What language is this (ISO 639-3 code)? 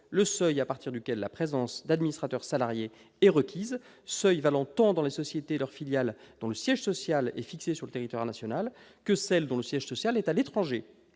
fra